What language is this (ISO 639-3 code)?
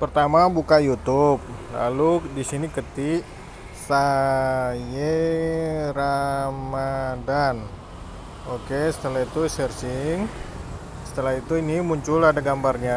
ind